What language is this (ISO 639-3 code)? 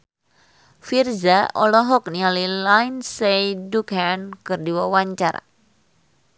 sun